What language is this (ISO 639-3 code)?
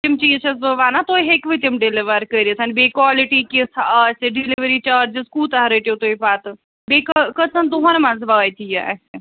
kas